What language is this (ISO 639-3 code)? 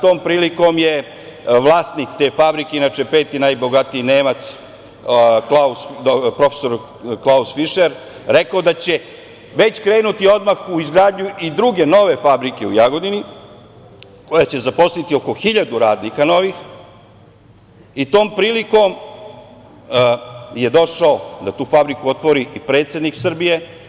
srp